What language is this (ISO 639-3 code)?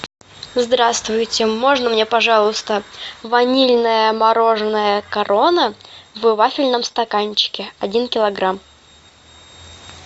rus